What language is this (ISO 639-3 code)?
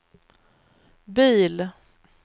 swe